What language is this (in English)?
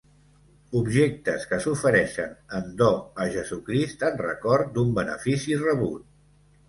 Catalan